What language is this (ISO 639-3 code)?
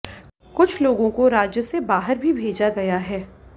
hin